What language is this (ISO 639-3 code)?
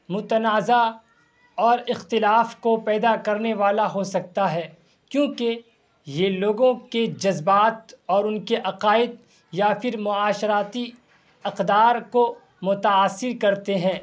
urd